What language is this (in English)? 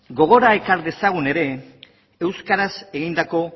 Basque